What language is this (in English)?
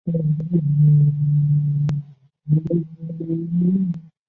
Chinese